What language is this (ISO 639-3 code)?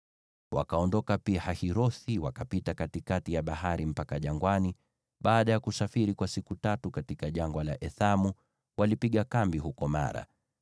swa